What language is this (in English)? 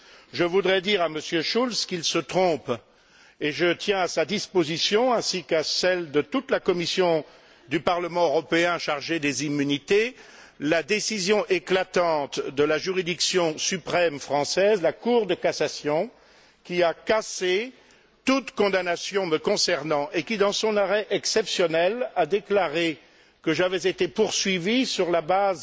French